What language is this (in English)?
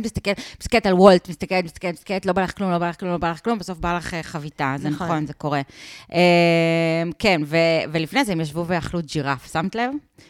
Hebrew